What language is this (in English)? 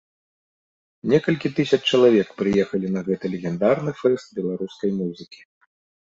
Belarusian